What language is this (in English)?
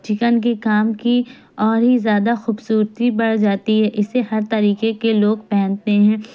Urdu